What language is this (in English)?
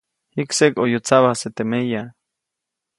Copainalá Zoque